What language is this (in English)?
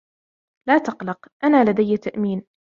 Arabic